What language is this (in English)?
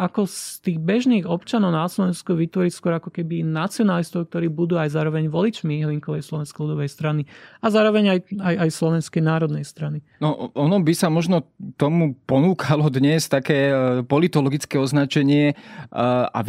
Slovak